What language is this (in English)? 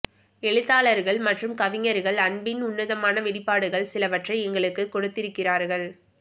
Tamil